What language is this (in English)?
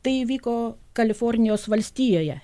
Lithuanian